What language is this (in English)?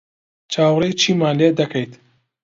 Central Kurdish